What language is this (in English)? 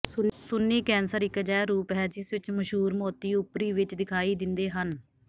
Punjabi